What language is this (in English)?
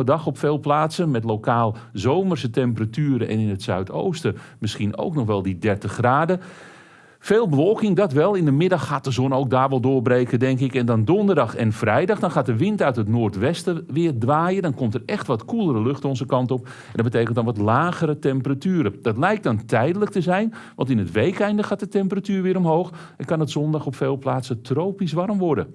Dutch